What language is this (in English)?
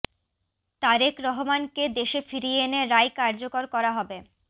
Bangla